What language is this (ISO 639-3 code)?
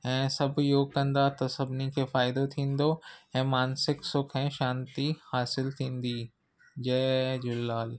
snd